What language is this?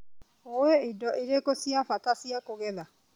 Kikuyu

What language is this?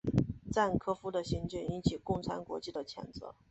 Chinese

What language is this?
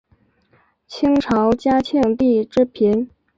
Chinese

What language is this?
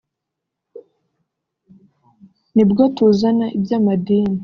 Kinyarwanda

